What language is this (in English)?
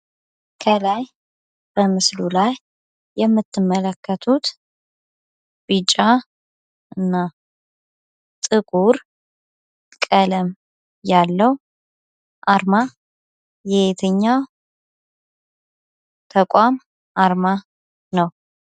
Amharic